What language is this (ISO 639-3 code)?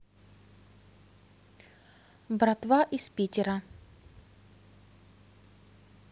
rus